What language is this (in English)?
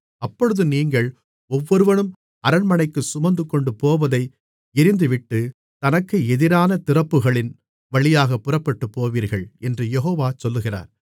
Tamil